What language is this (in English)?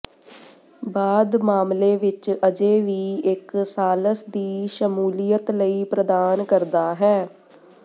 Punjabi